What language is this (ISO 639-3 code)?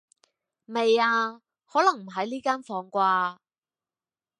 yue